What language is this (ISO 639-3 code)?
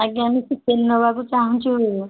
ori